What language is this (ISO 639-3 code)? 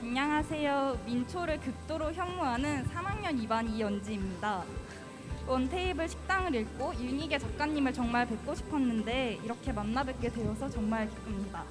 kor